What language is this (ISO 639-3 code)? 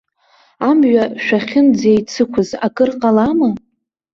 abk